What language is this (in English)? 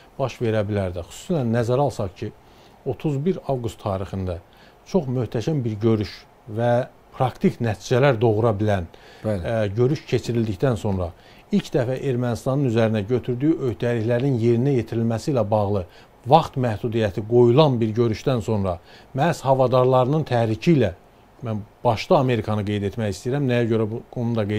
Turkish